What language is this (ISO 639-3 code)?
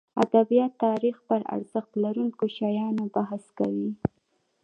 pus